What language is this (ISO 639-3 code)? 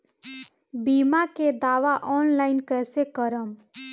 bho